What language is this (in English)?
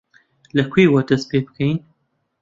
Central Kurdish